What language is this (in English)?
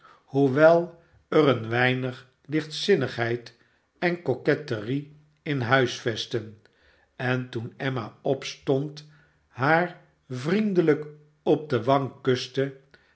Dutch